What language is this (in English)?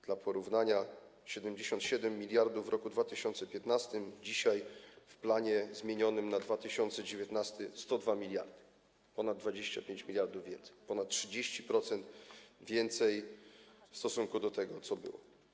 Polish